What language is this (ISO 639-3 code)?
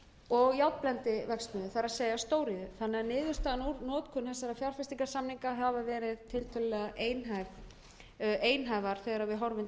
isl